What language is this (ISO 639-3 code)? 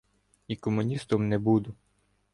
ukr